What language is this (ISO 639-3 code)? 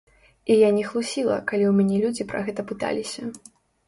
bel